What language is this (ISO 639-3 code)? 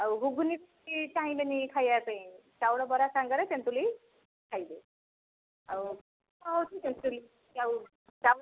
ori